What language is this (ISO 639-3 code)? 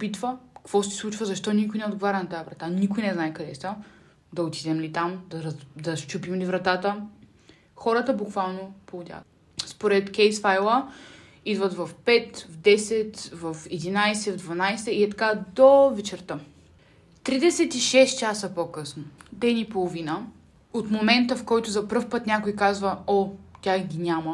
bul